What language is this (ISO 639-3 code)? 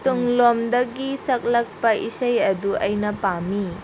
mni